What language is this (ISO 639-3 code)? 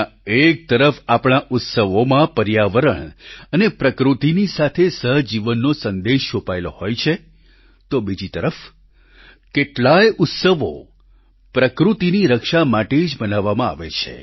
guj